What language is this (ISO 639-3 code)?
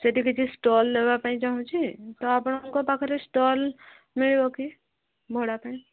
ori